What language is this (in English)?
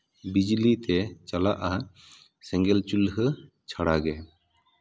Santali